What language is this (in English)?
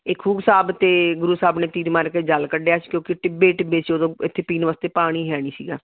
Punjabi